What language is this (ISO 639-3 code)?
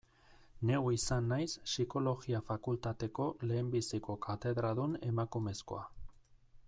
eus